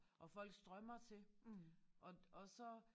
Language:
Danish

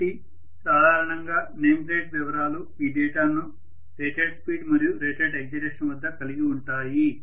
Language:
Telugu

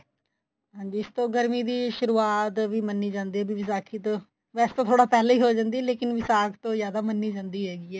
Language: Punjabi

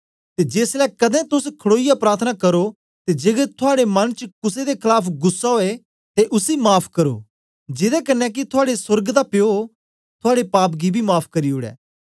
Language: Dogri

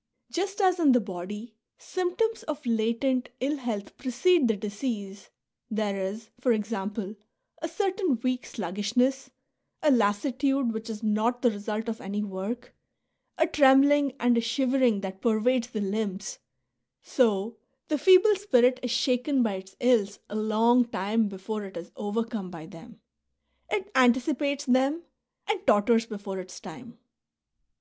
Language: English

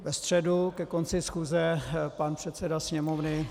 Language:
Czech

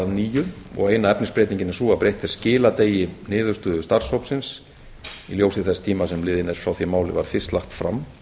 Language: Icelandic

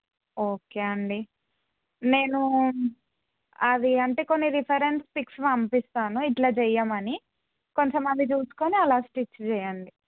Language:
Telugu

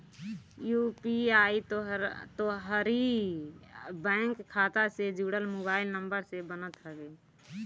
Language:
Bhojpuri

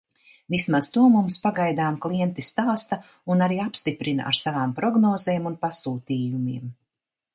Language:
Latvian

